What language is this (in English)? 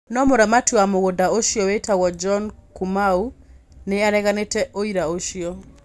Kikuyu